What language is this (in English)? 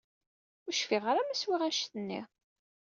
Kabyle